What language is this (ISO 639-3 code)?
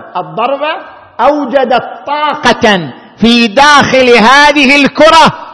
ara